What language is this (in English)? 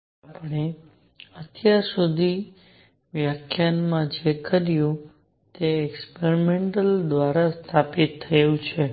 Gujarati